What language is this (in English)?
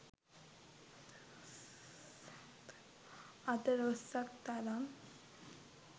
Sinhala